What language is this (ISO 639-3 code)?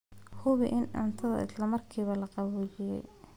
som